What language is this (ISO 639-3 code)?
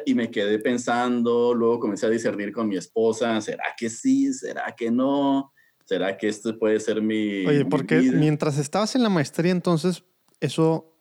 spa